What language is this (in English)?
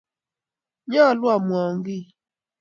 Kalenjin